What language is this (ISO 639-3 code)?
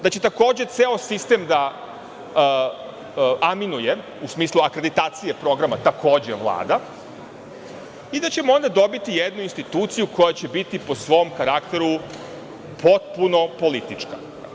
srp